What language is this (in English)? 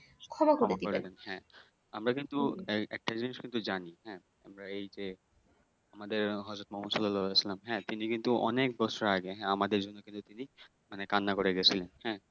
Bangla